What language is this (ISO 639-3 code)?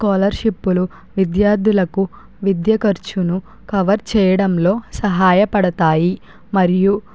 tel